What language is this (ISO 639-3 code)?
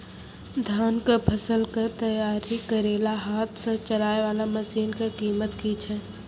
mai